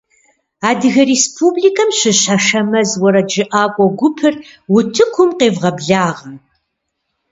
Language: Kabardian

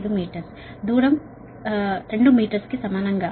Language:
Telugu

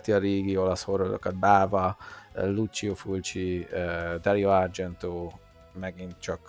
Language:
Hungarian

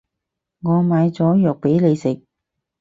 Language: Cantonese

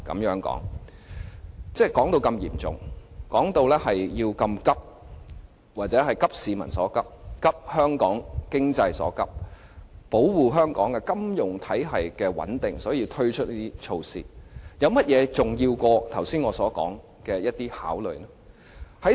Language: Cantonese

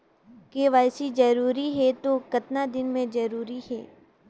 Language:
Chhattisgarhi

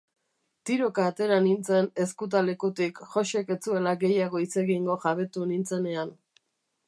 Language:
Basque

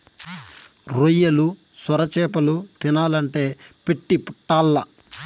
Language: Telugu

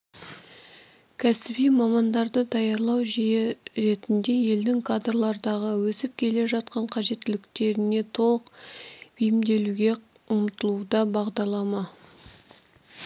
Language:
Kazakh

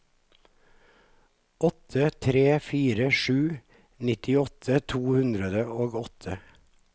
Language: Norwegian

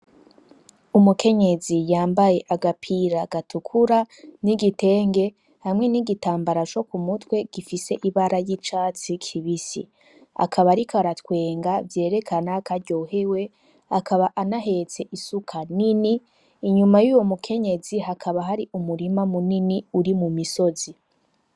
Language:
Rundi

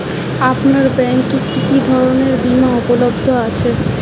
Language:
Bangla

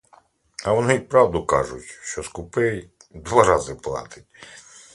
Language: Ukrainian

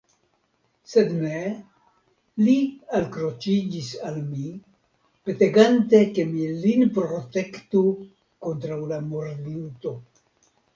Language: Esperanto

